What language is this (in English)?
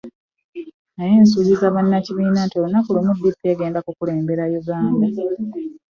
Ganda